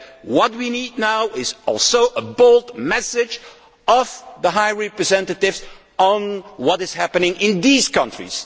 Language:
English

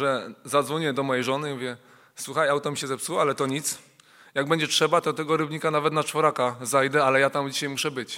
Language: Polish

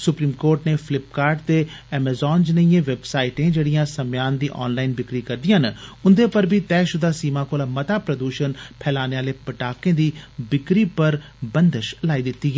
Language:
Dogri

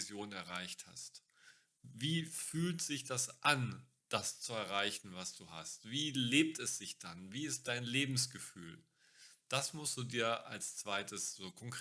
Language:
German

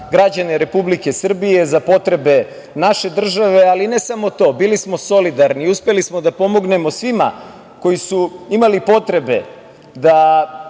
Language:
Serbian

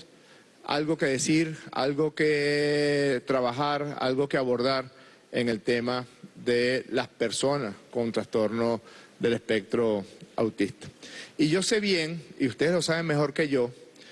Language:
Spanish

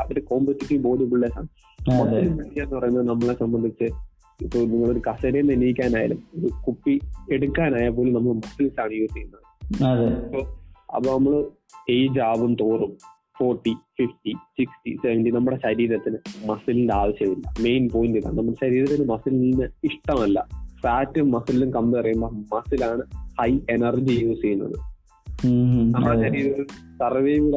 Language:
Malayalam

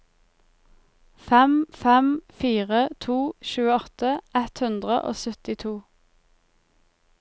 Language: Norwegian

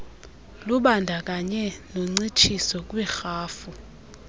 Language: Xhosa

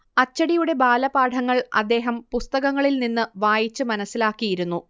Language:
Malayalam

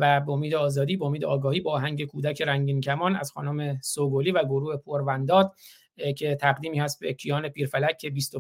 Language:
Persian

